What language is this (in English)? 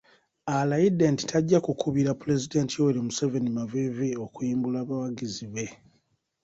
Ganda